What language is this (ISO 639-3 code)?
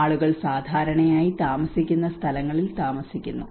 mal